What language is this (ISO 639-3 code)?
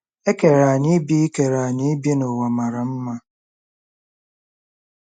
ibo